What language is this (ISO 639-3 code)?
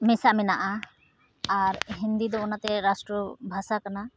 sat